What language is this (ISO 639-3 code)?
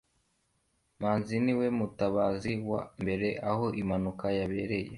kin